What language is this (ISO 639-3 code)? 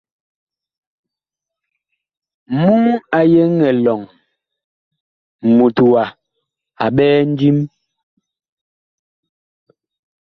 bkh